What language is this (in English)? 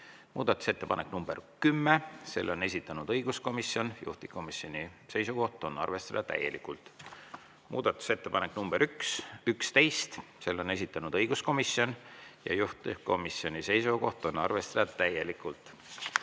Estonian